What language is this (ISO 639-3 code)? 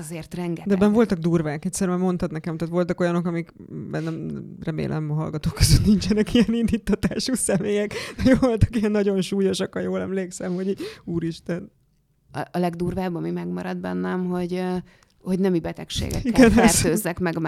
hun